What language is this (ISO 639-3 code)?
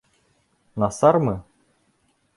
bak